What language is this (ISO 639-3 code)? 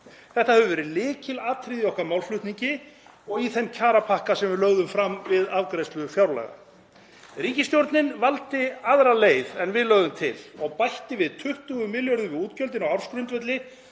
isl